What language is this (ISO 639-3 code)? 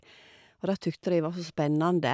nor